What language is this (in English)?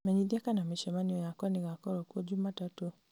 Kikuyu